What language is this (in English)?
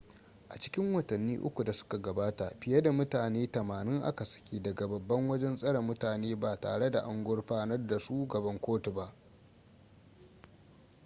Hausa